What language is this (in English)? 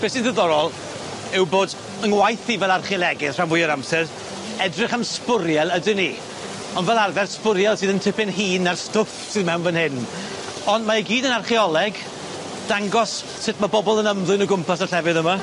Welsh